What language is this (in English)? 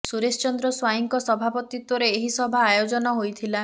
Odia